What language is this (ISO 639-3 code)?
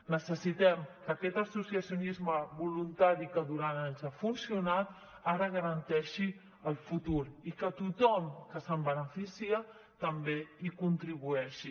cat